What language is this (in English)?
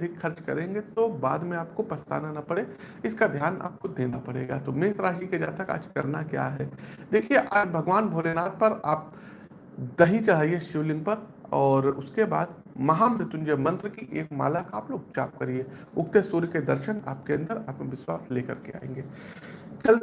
Hindi